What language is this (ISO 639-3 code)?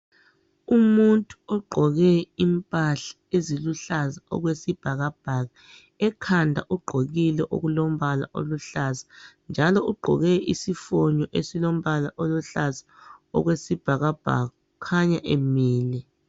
nde